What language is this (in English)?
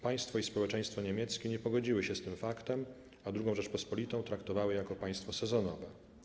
Polish